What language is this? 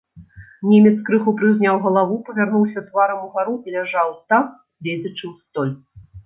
Belarusian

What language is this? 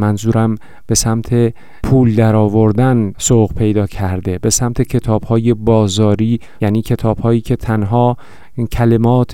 Persian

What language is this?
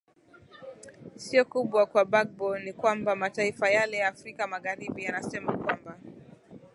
Swahili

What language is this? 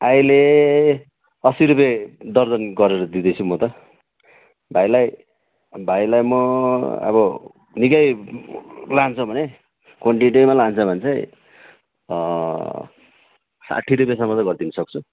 Nepali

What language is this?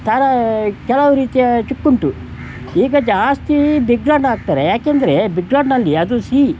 Kannada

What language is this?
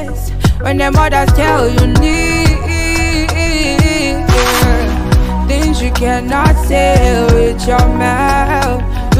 English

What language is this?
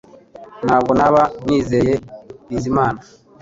Kinyarwanda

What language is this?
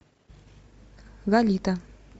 Russian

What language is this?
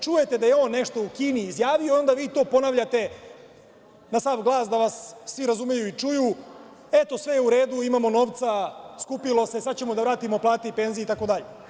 Serbian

